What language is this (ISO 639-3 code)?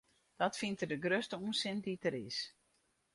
fry